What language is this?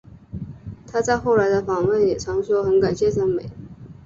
Chinese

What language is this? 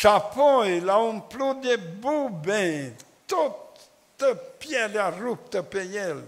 Romanian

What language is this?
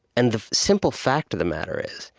English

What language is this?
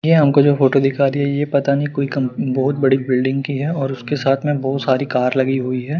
Hindi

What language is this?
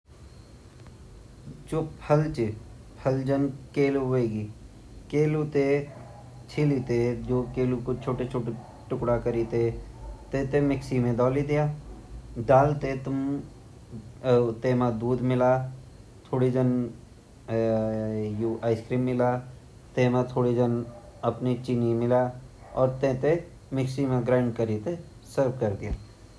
Garhwali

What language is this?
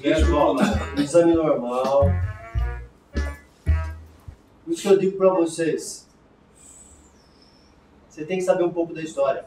Portuguese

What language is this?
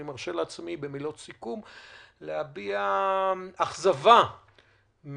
Hebrew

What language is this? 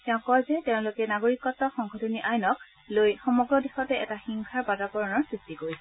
Assamese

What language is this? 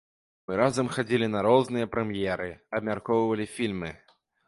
Belarusian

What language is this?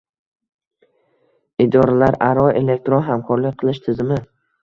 Uzbek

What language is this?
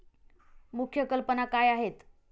Marathi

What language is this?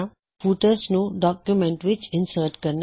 Punjabi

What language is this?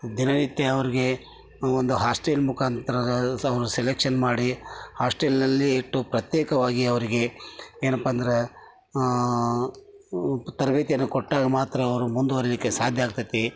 Kannada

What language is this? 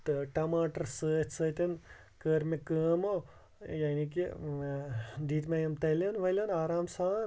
Kashmiri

